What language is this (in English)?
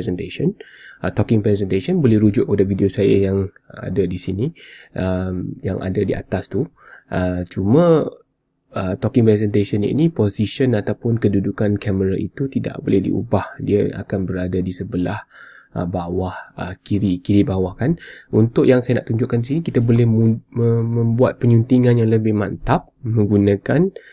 Malay